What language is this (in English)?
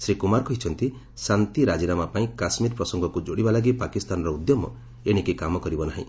Odia